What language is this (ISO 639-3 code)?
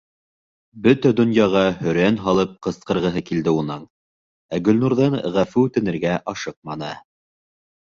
bak